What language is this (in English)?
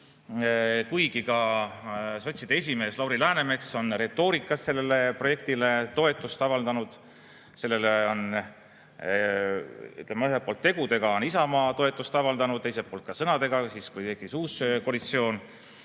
Estonian